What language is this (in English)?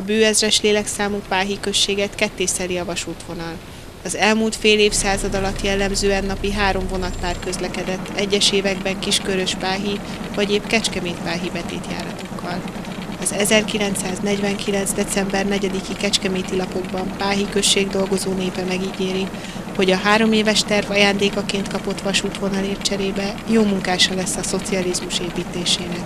Hungarian